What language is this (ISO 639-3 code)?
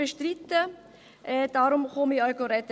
gsw